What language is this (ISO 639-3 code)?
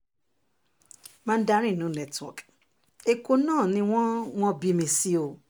yor